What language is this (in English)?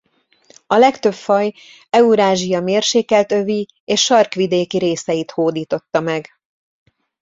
Hungarian